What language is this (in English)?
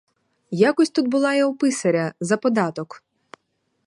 Ukrainian